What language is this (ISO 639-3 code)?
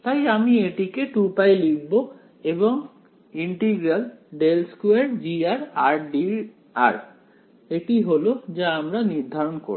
ben